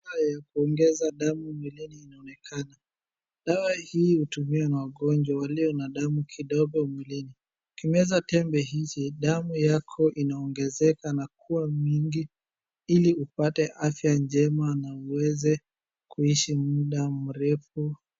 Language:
Swahili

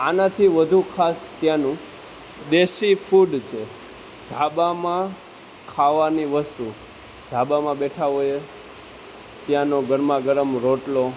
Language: Gujarati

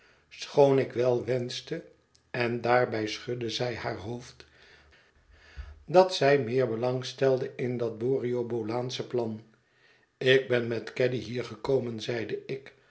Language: Dutch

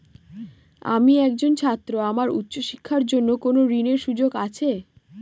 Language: Bangla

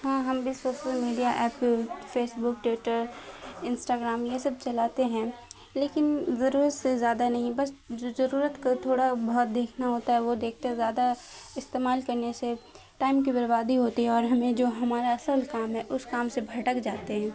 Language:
Urdu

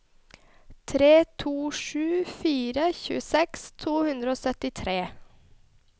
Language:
Norwegian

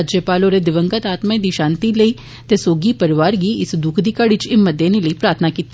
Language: Dogri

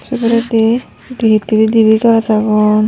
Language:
Chakma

